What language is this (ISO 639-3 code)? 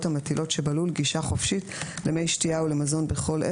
heb